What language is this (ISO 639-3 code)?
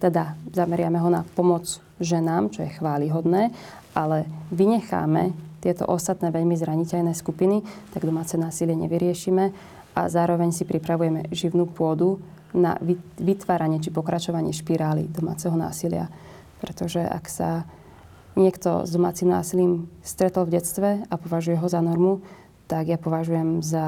slk